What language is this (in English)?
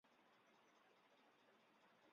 Chinese